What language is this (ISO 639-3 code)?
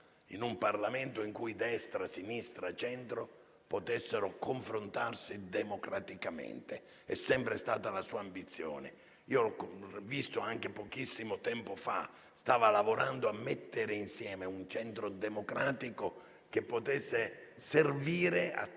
ita